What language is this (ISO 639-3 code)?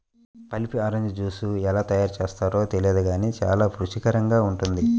tel